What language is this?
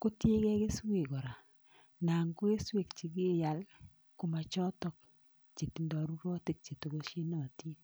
Kalenjin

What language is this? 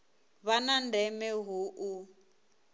Venda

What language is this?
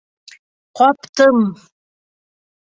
Bashkir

